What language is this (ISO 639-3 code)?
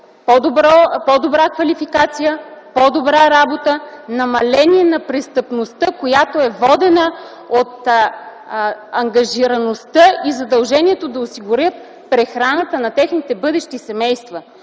bul